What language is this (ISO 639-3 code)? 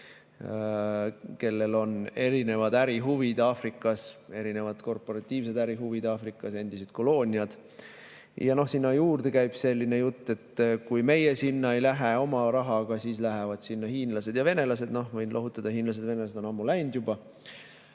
est